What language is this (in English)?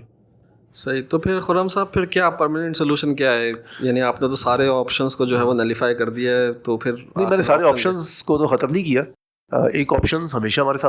Urdu